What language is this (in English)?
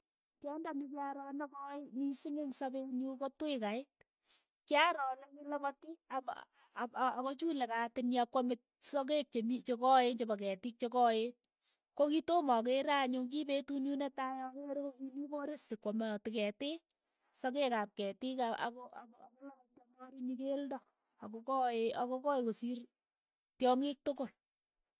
Keiyo